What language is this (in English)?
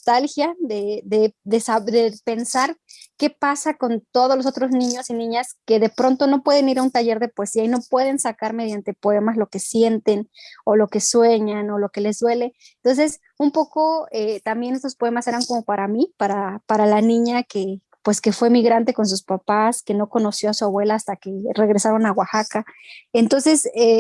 Spanish